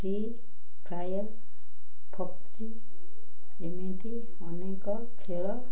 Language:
Odia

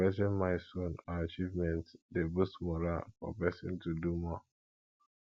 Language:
Nigerian Pidgin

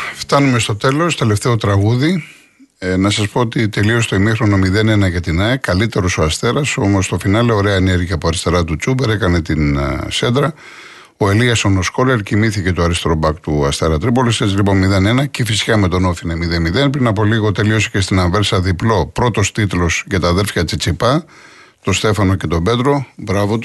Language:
Greek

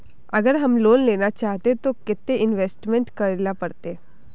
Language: Magahi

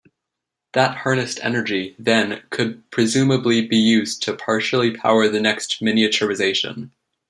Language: English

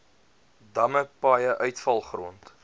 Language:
Afrikaans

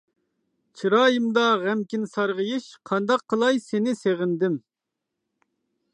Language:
Uyghur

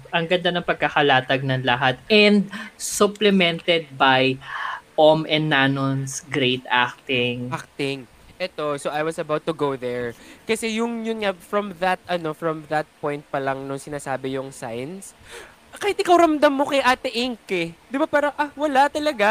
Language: Filipino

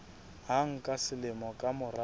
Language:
Southern Sotho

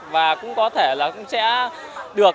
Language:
Vietnamese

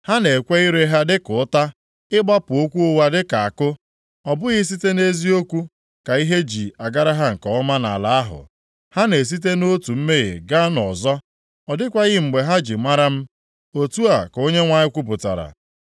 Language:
Igbo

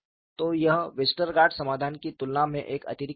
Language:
Hindi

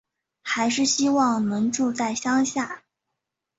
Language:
Chinese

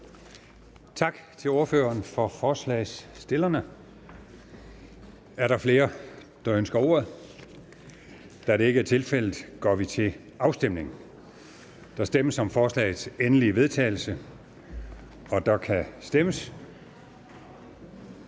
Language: Danish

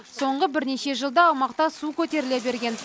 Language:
Kazakh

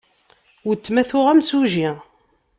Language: Kabyle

